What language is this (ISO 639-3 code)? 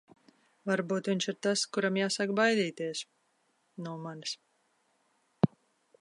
lav